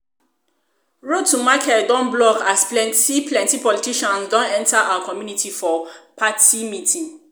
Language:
Nigerian Pidgin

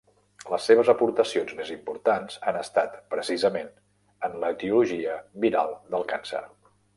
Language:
Catalan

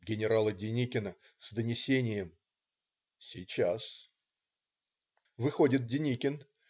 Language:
Russian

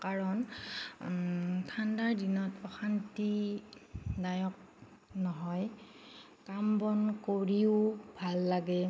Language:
Assamese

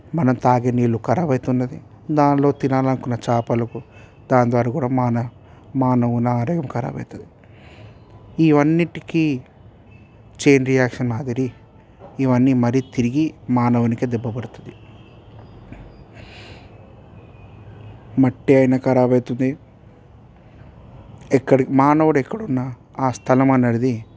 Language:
Telugu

